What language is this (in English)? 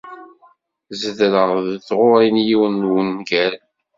Kabyle